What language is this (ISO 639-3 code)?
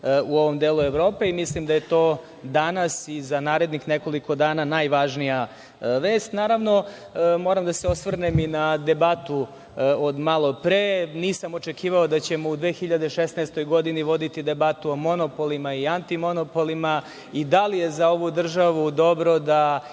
srp